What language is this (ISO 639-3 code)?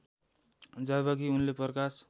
nep